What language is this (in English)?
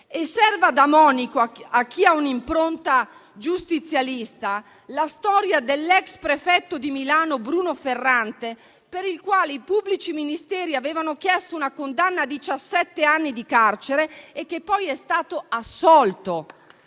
Italian